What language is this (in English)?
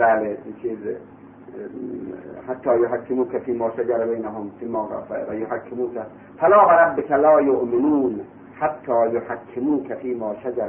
Persian